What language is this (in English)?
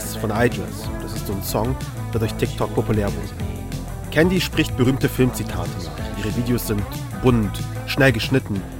German